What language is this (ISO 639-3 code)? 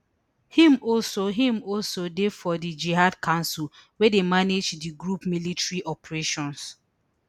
pcm